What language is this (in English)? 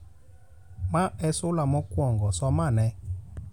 Luo (Kenya and Tanzania)